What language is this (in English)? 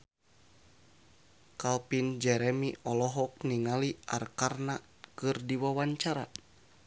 Sundanese